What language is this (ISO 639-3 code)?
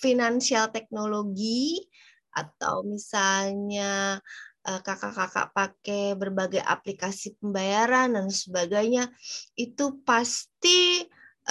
ind